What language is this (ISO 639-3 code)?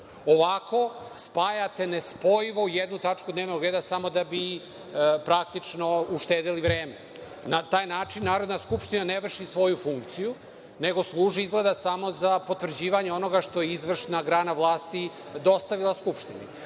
srp